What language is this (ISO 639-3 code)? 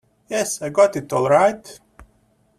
eng